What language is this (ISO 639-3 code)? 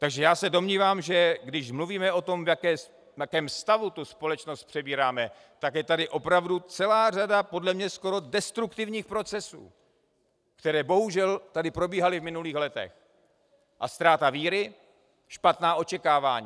ces